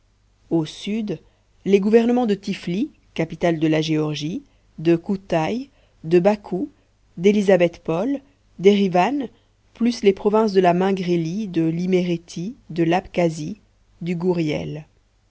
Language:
French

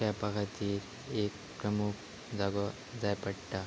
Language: Konkani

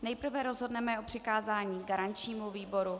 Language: Czech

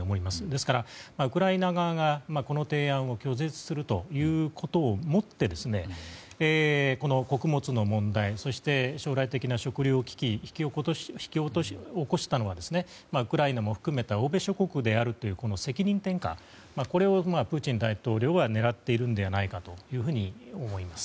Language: Japanese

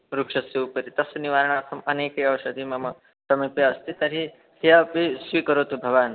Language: Sanskrit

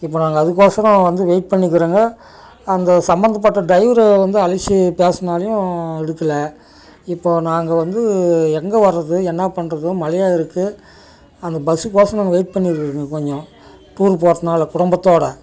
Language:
Tamil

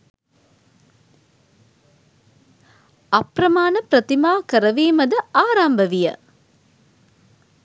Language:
Sinhala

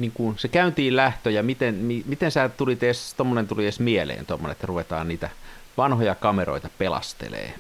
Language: Finnish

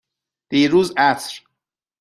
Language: Persian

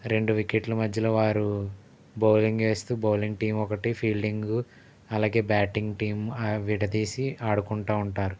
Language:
Telugu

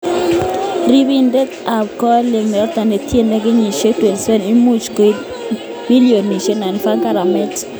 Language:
Kalenjin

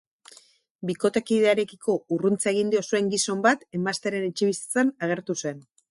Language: Basque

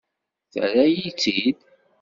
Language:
Kabyle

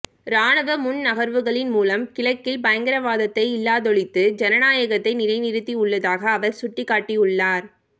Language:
Tamil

